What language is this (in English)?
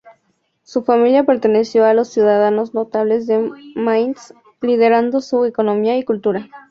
Spanish